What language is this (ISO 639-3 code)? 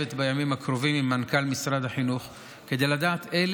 heb